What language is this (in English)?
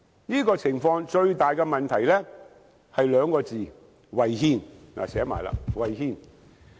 Cantonese